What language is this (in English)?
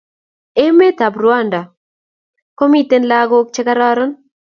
Kalenjin